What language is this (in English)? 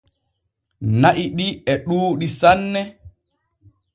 Borgu Fulfulde